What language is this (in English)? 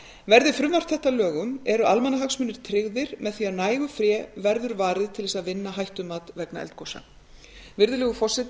Icelandic